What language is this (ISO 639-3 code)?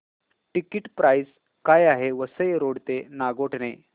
mar